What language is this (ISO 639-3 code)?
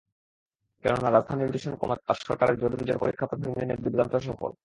ben